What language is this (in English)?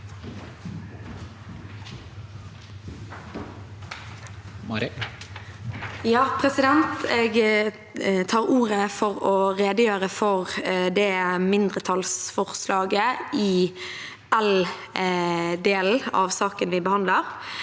Norwegian